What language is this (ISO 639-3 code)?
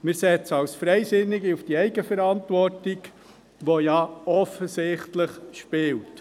gsw